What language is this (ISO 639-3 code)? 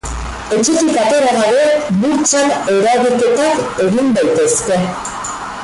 eus